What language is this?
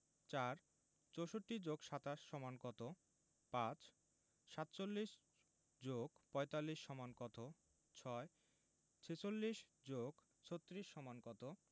Bangla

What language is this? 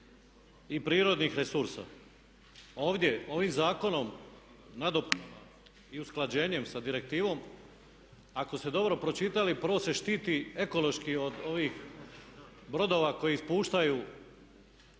Croatian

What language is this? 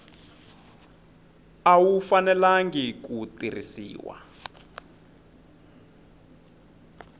Tsonga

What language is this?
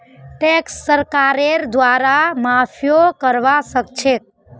Magahi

